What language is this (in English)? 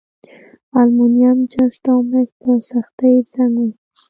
Pashto